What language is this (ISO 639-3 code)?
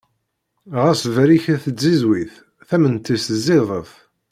kab